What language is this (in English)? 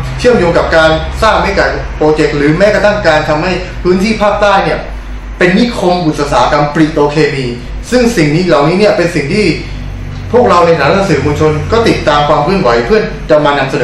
Thai